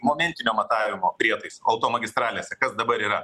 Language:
Lithuanian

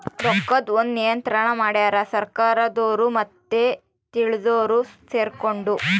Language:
Kannada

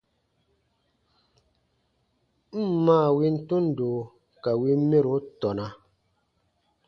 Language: Baatonum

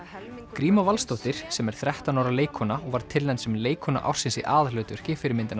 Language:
Icelandic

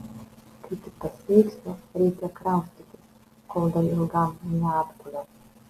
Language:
Lithuanian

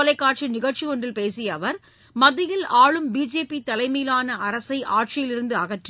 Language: Tamil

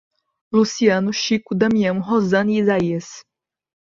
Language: Portuguese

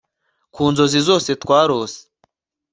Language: Kinyarwanda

